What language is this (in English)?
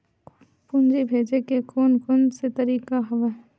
Chhattisgarhi